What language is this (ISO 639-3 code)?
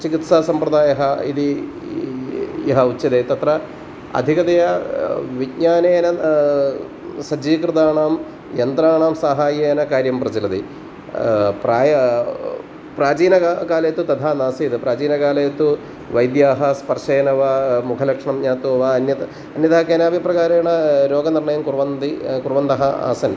san